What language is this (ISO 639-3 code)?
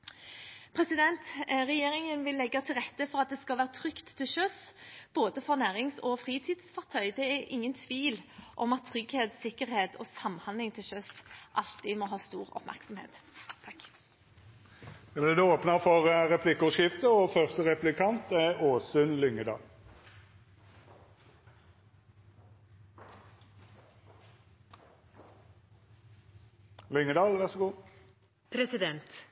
nor